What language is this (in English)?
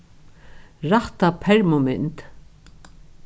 Faroese